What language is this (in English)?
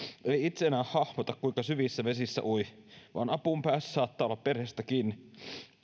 Finnish